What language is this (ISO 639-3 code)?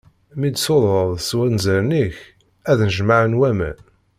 kab